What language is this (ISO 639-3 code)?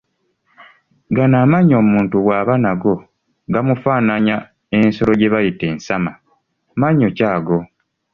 lug